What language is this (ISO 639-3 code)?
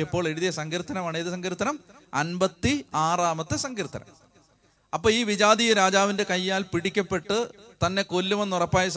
mal